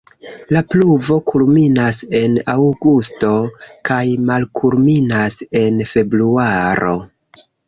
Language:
Esperanto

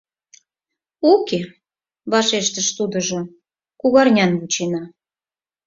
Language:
Mari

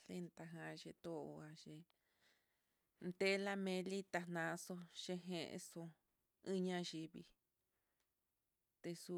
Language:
Mitlatongo Mixtec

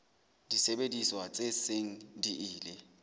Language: Southern Sotho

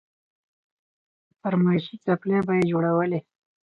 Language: Pashto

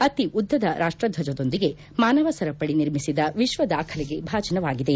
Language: Kannada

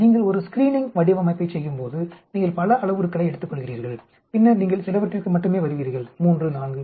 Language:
Tamil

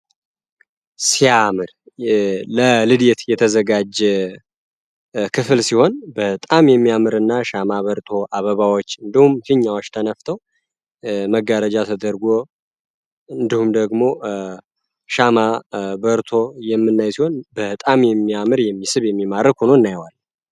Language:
Amharic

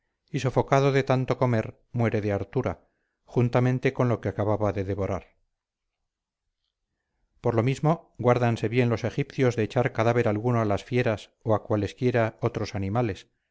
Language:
Spanish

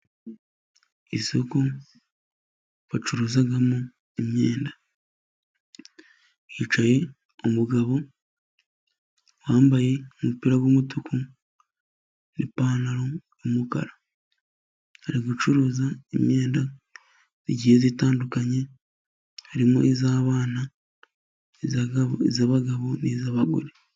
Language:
Kinyarwanda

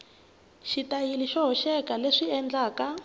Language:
Tsonga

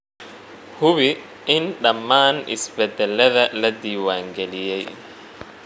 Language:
Somali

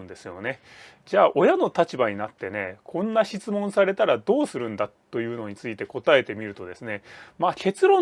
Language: Japanese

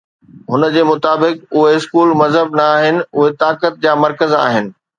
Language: Sindhi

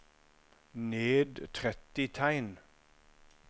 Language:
Norwegian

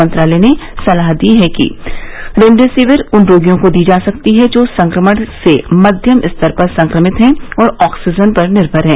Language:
Hindi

